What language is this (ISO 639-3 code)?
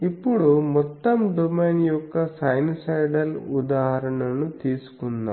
tel